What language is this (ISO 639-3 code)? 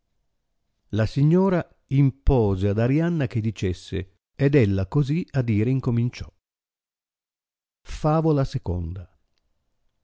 ita